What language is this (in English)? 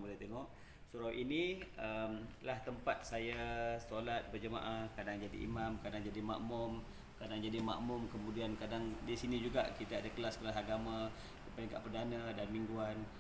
Malay